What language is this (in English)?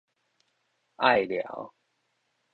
Min Nan Chinese